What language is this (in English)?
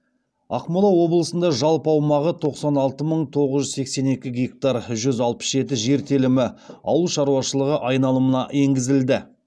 Kazakh